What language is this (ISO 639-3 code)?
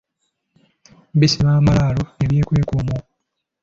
lug